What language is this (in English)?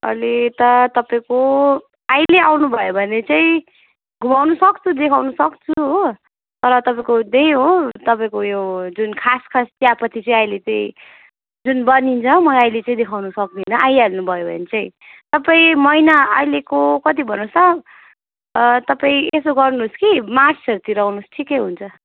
Nepali